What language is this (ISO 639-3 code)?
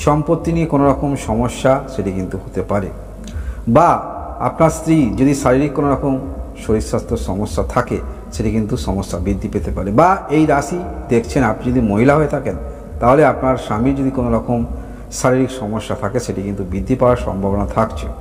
ron